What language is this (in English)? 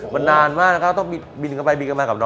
Thai